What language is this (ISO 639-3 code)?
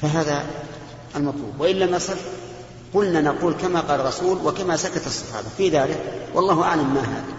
ara